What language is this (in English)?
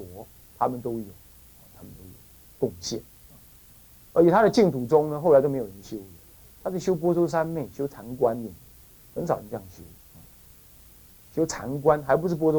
Chinese